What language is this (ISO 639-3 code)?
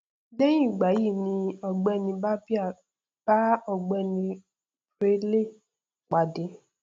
yor